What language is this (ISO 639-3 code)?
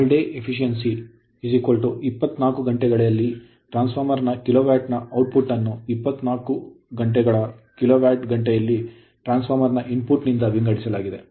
kan